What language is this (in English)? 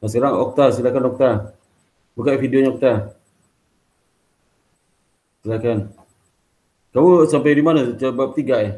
Indonesian